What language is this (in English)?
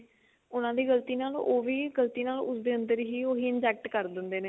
Punjabi